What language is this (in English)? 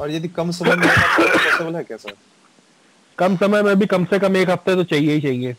Hindi